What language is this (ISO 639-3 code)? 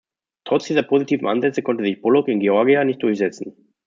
deu